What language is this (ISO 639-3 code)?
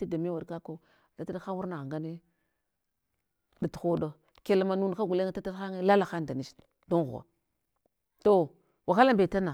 hwo